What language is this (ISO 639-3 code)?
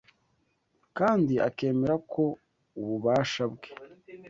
kin